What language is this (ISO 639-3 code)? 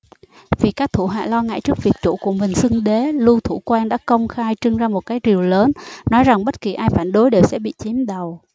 vie